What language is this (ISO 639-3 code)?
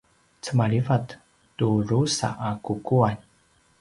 pwn